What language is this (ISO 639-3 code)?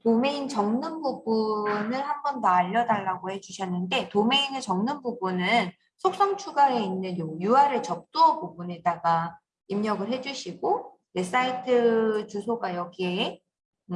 kor